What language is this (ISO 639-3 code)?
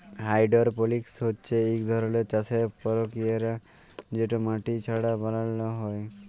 ben